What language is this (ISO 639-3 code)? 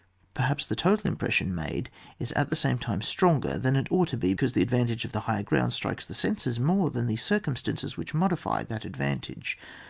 eng